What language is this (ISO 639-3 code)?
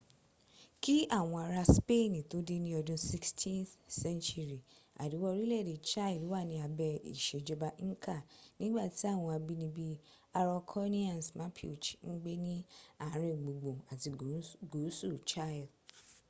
yor